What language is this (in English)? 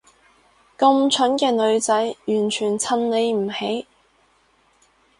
Cantonese